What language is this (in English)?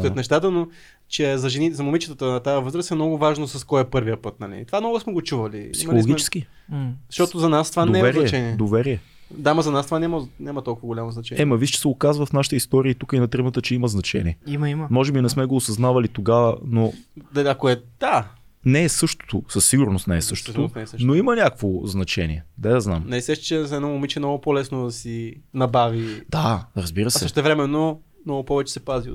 Bulgarian